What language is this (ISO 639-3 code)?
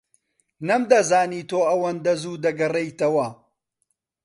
ckb